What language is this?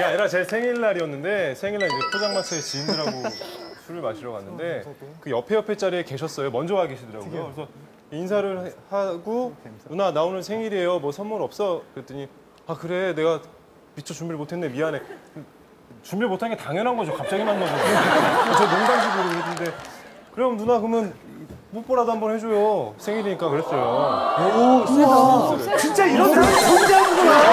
Korean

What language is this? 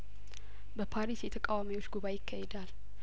Amharic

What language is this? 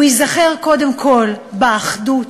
Hebrew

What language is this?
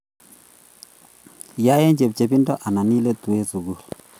Kalenjin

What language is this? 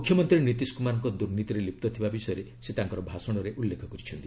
Odia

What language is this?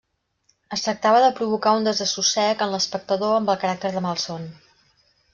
Catalan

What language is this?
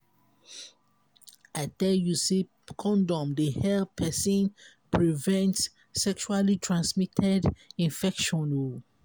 Nigerian Pidgin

